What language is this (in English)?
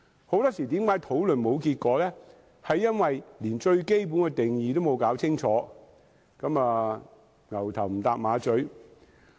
Cantonese